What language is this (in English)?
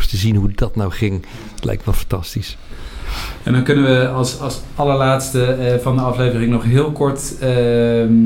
Dutch